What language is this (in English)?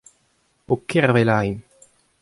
Breton